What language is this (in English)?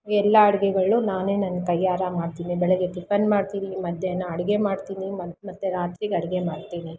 Kannada